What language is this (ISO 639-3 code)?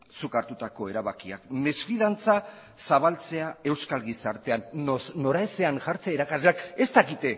eus